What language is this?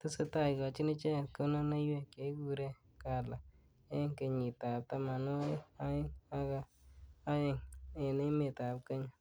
Kalenjin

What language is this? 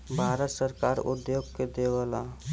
Bhojpuri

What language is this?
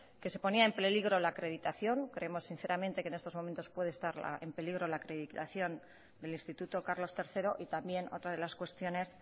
Spanish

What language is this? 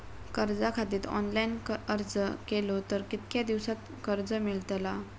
Marathi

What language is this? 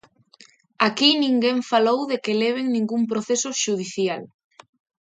Galician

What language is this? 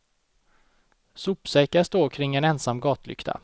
Swedish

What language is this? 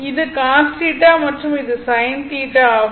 Tamil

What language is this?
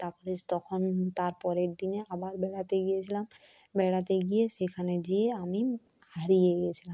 Bangla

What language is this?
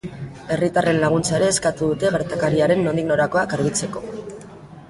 Basque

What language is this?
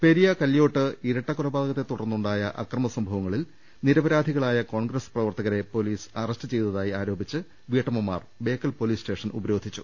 Malayalam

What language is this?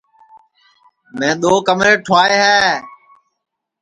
Sansi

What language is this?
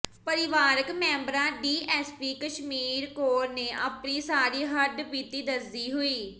Punjabi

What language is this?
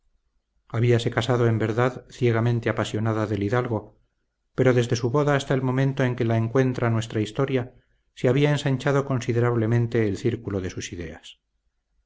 Spanish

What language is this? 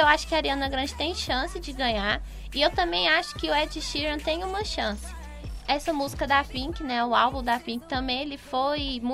Portuguese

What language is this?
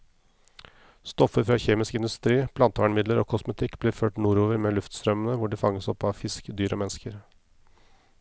Norwegian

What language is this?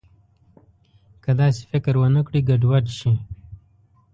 Pashto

